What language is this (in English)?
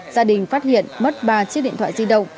Vietnamese